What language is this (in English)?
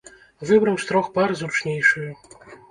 Belarusian